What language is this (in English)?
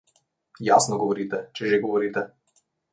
Slovenian